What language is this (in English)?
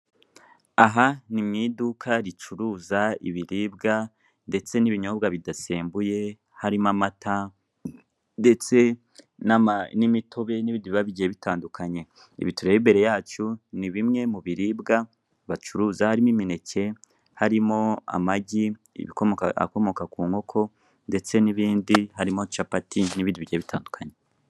Kinyarwanda